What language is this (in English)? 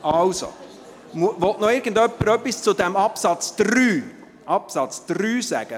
Swiss German